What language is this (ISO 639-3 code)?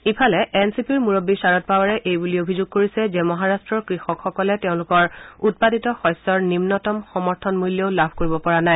asm